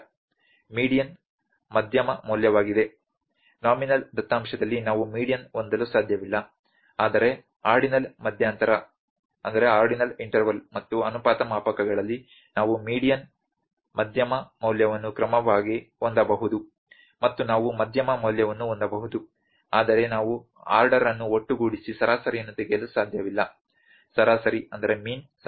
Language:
Kannada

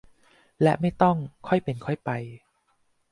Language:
Thai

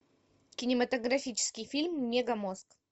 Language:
Russian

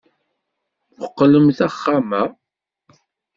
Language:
Kabyle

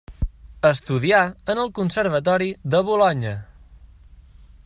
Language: Catalan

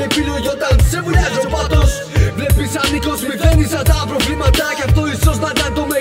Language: Greek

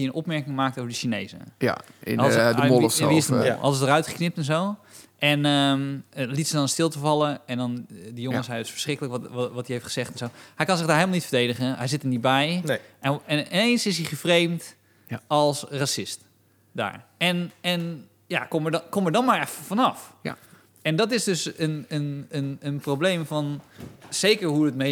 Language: Dutch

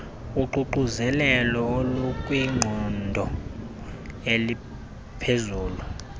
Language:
Xhosa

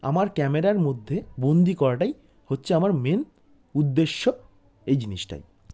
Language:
Bangla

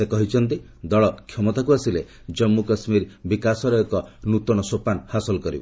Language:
Odia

